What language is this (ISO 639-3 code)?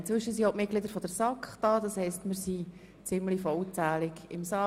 gsw